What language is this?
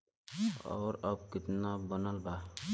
Bhojpuri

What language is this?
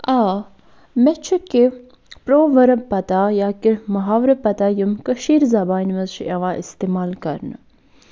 Kashmiri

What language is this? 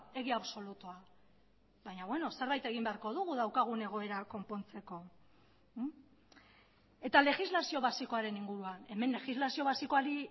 Basque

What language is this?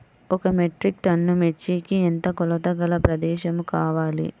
Telugu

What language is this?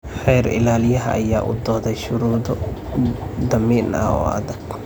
Somali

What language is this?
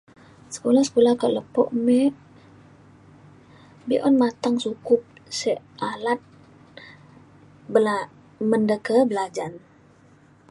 Mainstream Kenyah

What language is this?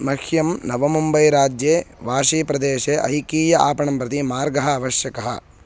Sanskrit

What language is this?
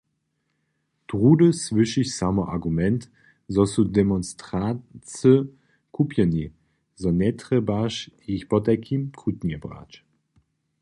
Upper Sorbian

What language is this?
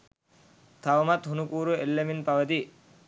Sinhala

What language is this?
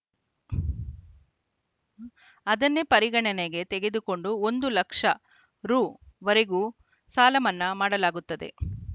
Kannada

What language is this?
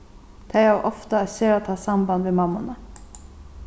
Faroese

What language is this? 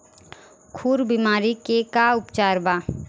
Bhojpuri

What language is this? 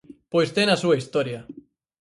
Galician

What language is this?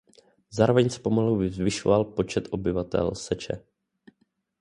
Czech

